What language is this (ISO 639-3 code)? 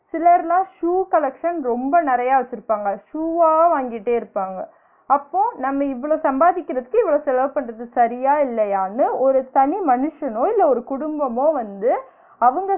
tam